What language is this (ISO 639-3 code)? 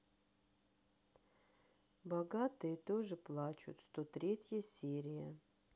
rus